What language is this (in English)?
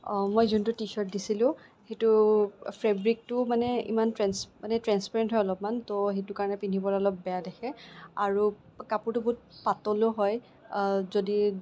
Assamese